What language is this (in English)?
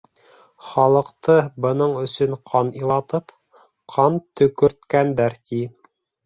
Bashkir